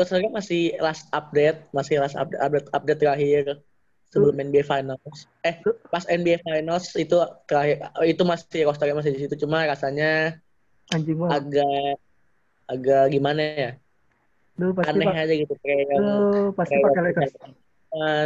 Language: Indonesian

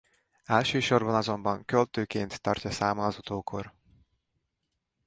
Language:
Hungarian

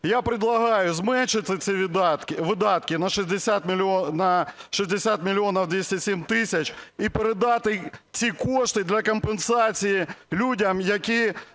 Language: Ukrainian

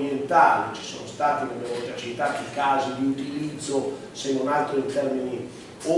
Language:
Italian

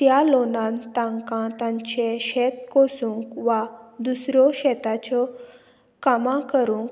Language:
Konkani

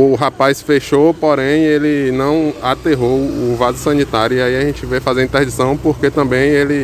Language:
Portuguese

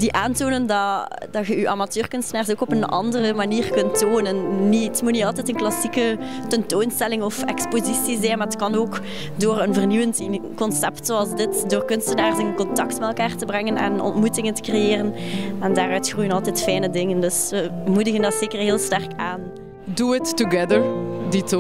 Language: Dutch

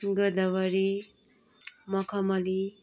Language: Nepali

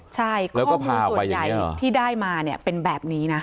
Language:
Thai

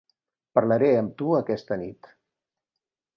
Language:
Catalan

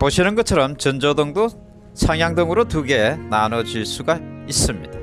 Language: Korean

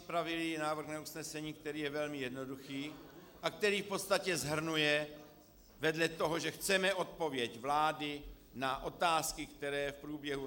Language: Czech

